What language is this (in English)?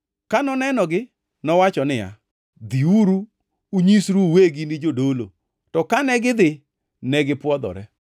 Luo (Kenya and Tanzania)